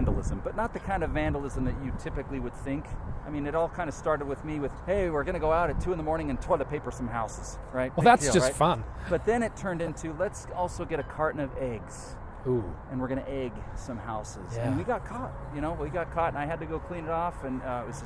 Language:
English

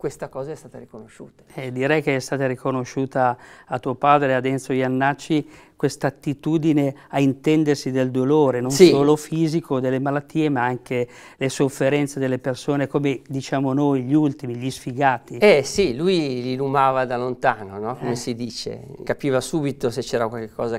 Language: Italian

